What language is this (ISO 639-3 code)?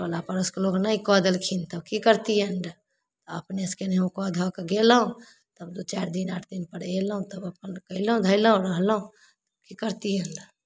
mai